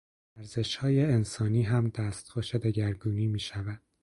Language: Persian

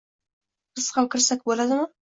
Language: Uzbek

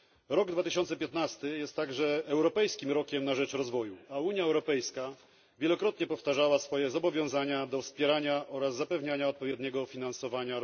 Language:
Polish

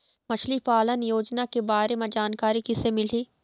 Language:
Chhattisgarhi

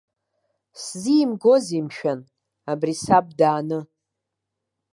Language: Abkhazian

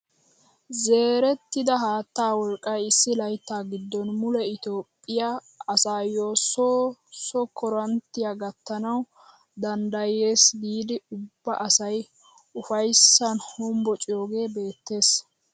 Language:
Wolaytta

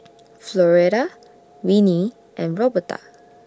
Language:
English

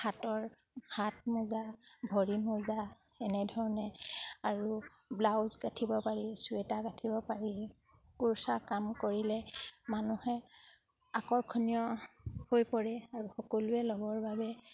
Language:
Assamese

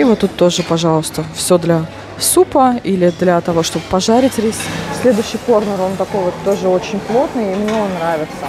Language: Russian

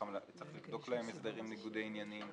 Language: Hebrew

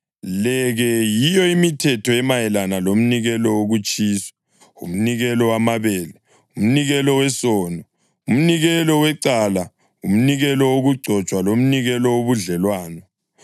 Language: North Ndebele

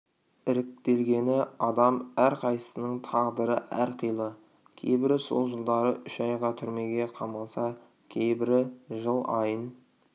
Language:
Kazakh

